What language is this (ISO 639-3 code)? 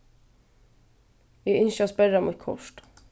fao